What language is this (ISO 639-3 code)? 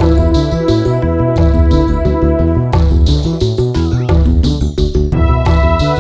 ind